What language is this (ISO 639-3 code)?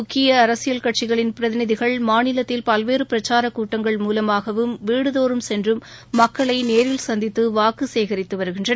tam